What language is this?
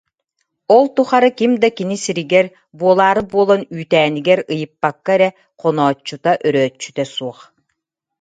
Yakut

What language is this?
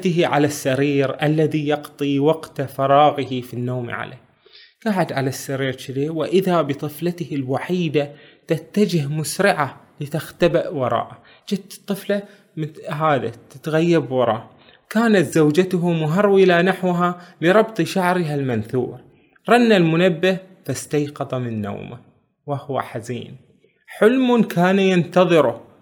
Arabic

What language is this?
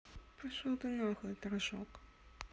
Russian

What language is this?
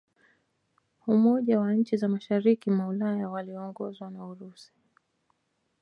Swahili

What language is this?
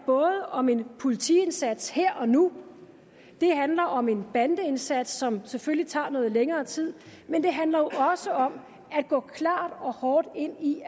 Danish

